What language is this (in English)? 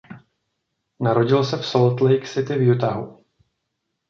Czech